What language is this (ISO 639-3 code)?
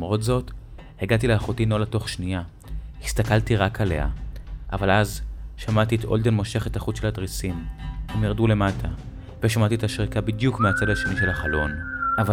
heb